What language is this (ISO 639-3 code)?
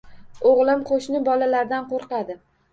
uzb